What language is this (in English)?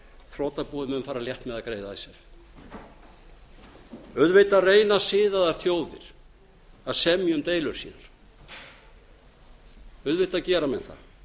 Icelandic